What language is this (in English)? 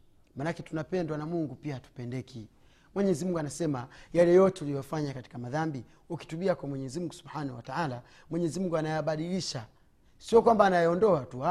Swahili